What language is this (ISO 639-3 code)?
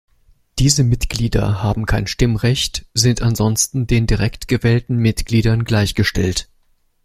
deu